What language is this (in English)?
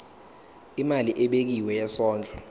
Zulu